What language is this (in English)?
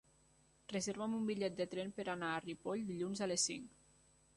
Catalan